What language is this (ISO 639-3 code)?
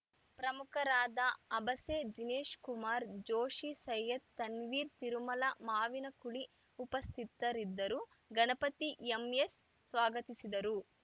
kan